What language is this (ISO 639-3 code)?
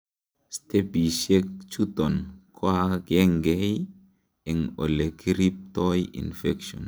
kln